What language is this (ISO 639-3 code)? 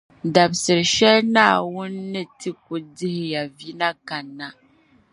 dag